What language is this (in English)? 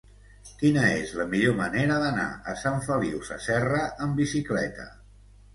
Catalan